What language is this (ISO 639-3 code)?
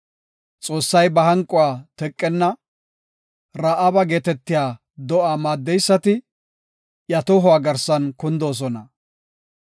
gof